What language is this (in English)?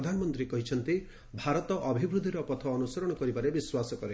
Odia